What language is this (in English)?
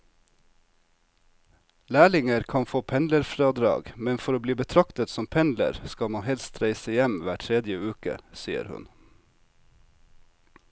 Norwegian